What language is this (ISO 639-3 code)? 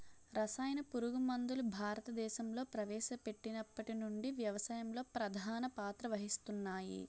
tel